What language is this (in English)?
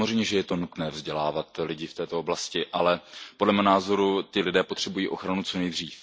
Czech